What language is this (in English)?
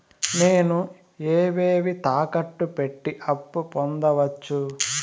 Telugu